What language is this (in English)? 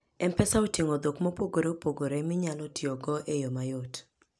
Luo (Kenya and Tanzania)